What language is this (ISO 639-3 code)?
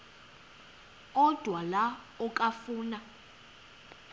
xho